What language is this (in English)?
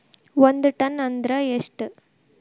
Kannada